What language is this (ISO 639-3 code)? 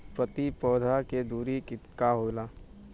bho